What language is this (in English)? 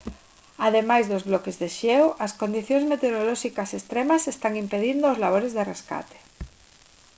Galician